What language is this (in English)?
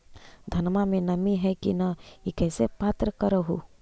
Magahi